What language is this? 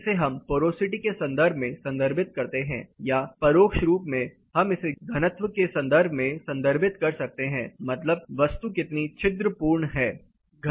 Hindi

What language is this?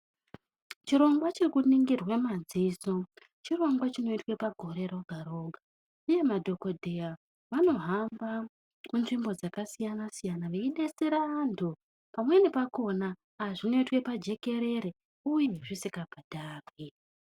Ndau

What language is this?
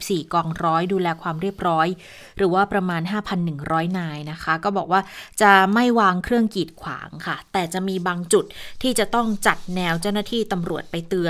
Thai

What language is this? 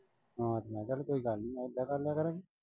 Punjabi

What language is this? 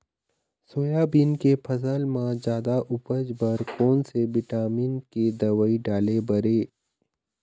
Chhattisgarhi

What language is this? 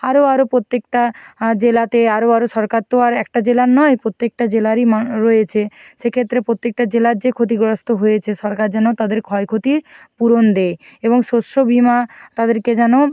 Bangla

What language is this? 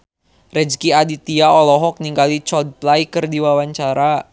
Sundanese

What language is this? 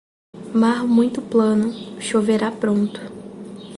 Portuguese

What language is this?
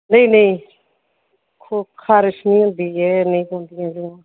Dogri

